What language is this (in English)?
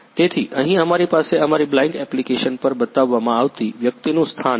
Gujarati